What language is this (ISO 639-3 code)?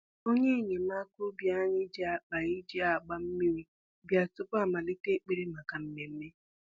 ibo